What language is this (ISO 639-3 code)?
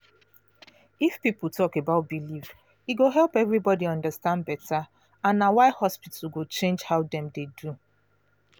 pcm